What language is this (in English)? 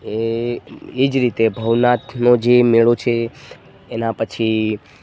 Gujarati